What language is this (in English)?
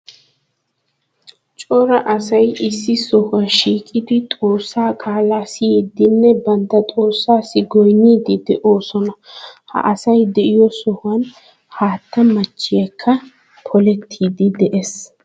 Wolaytta